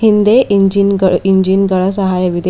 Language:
Kannada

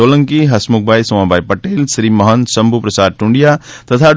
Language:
Gujarati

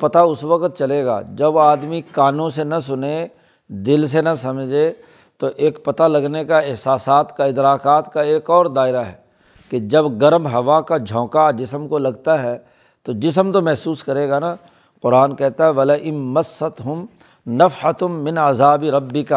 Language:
Urdu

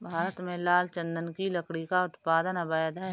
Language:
Hindi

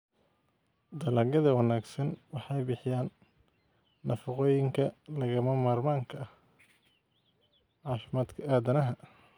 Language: Somali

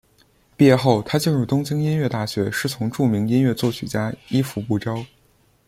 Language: Chinese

